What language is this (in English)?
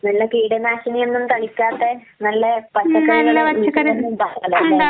Malayalam